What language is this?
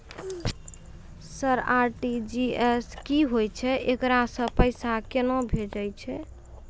Maithili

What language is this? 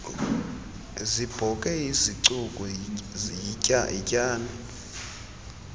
Xhosa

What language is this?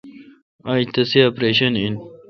Kalkoti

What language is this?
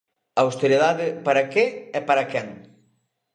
Galician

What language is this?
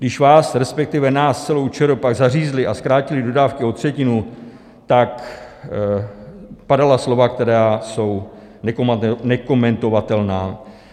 Czech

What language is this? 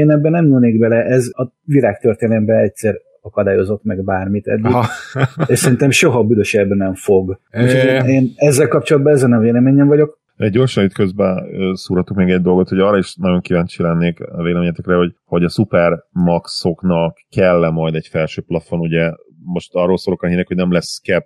Hungarian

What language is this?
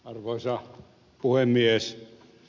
Finnish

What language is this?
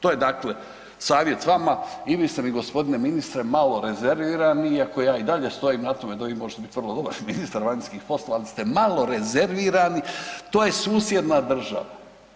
Croatian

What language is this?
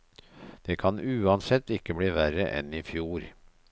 Norwegian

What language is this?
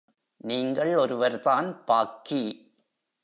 Tamil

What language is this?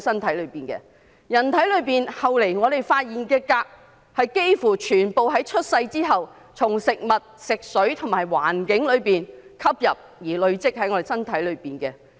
Cantonese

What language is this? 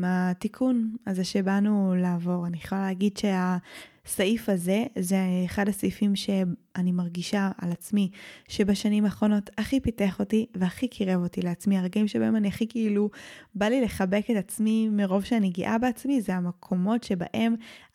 Hebrew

